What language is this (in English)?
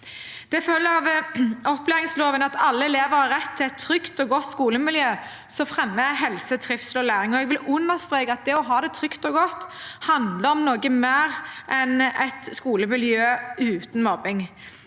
Norwegian